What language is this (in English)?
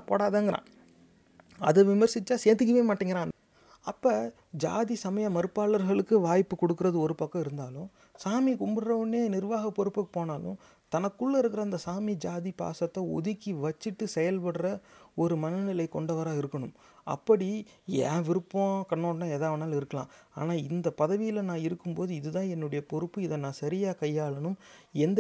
Tamil